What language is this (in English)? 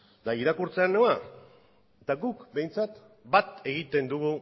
Basque